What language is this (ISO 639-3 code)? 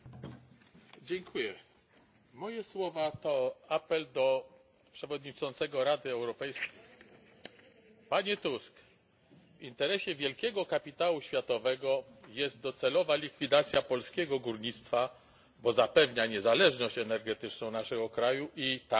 pol